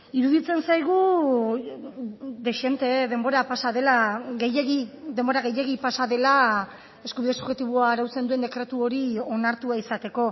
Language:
Basque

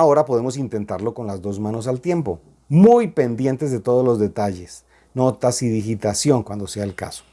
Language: Spanish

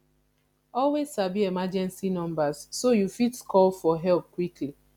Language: Nigerian Pidgin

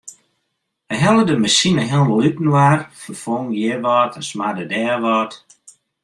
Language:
Western Frisian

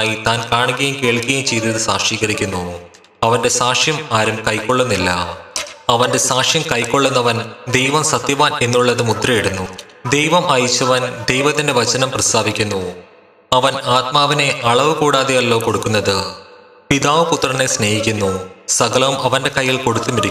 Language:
Malayalam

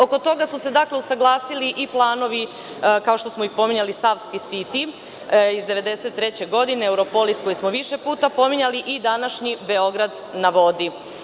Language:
Serbian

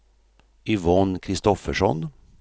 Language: Swedish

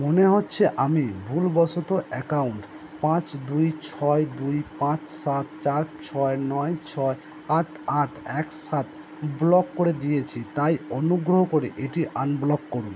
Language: Bangla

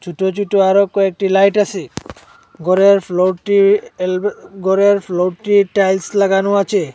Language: Bangla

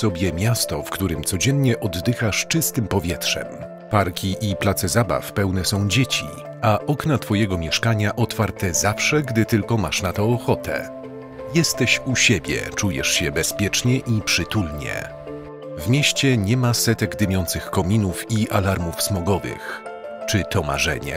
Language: Polish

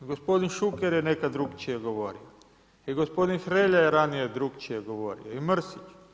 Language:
Croatian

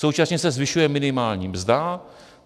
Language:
Czech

